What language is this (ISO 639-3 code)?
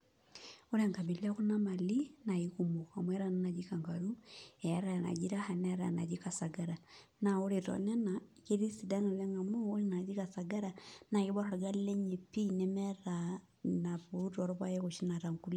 mas